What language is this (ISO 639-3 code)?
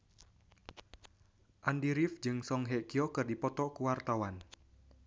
sun